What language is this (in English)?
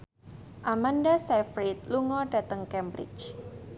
Javanese